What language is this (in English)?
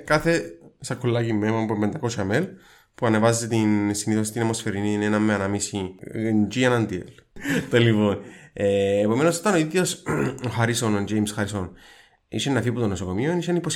Greek